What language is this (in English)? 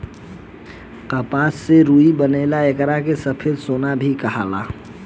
Bhojpuri